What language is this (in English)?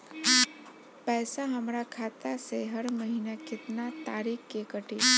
Bhojpuri